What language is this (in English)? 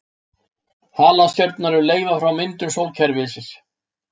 Icelandic